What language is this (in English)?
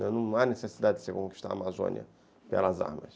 Portuguese